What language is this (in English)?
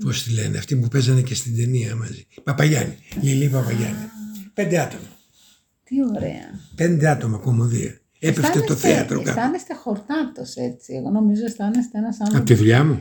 Greek